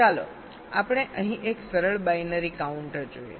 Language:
Gujarati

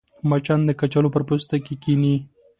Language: Pashto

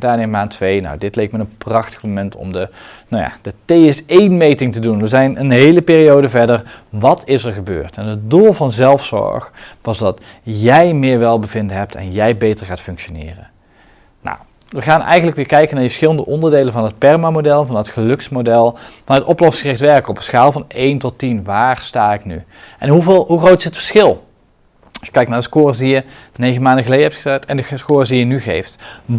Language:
Dutch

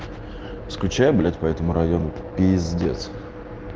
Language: Russian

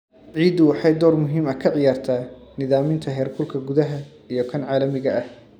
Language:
Somali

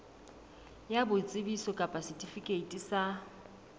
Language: Southern Sotho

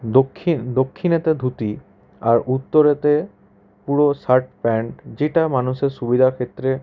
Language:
Bangla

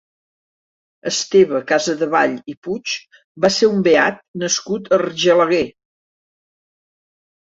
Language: Catalan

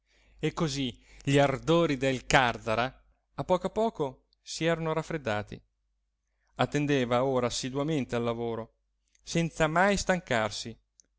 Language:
Italian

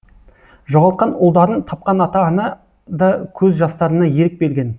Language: Kazakh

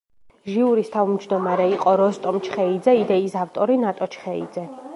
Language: Georgian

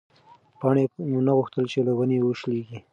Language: Pashto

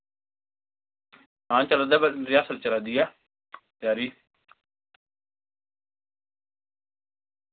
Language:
Dogri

